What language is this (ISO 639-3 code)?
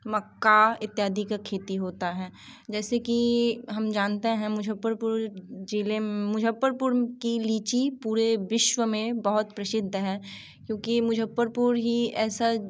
hin